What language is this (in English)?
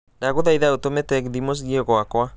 Kikuyu